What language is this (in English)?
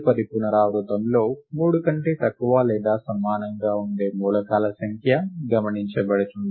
Telugu